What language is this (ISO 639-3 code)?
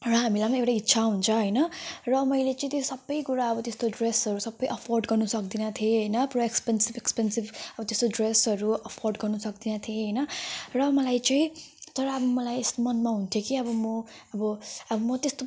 nep